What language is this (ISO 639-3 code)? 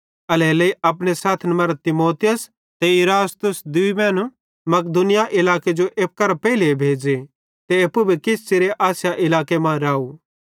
bhd